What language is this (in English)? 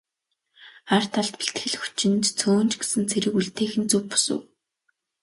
Mongolian